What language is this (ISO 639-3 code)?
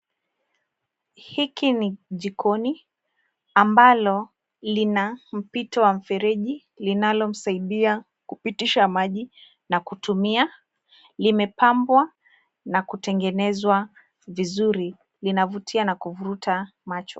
swa